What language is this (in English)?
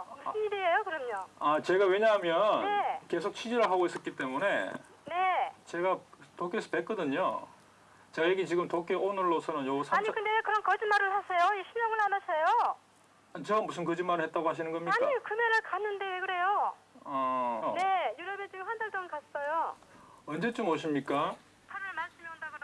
Korean